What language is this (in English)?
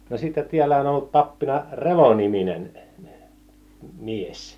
Finnish